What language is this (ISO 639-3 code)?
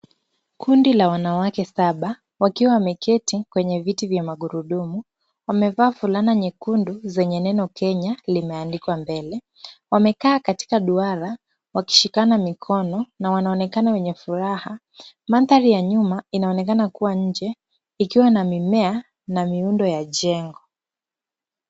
swa